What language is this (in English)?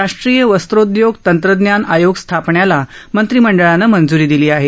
Marathi